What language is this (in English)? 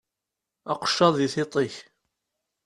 Kabyle